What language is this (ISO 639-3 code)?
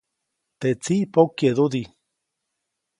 zoc